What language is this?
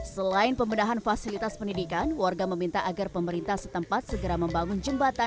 Indonesian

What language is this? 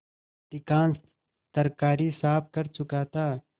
Hindi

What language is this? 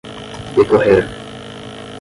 Portuguese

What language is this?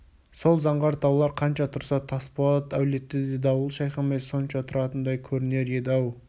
Kazakh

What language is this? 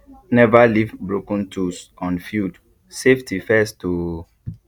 Nigerian Pidgin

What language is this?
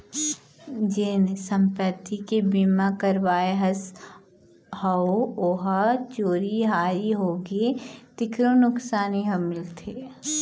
Chhattisgarhi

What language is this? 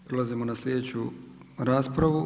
Croatian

